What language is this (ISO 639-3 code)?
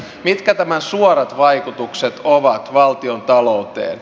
fin